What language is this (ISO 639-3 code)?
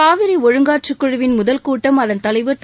tam